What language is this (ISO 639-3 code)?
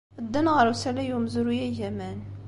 kab